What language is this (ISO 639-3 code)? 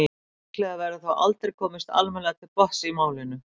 isl